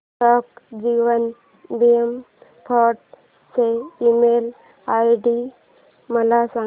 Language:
Marathi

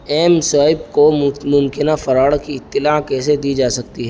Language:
Urdu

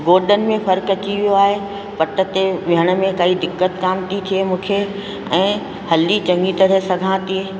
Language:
Sindhi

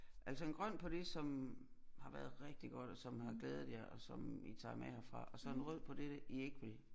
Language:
Danish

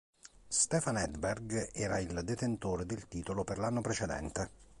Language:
Italian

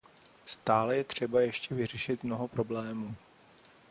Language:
Czech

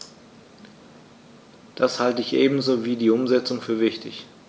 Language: German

